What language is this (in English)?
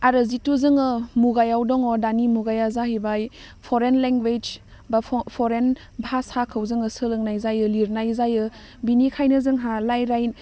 Bodo